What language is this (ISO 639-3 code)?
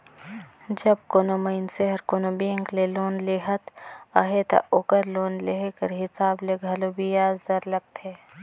hne